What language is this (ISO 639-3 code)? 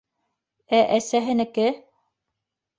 bak